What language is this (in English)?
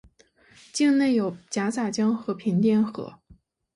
Chinese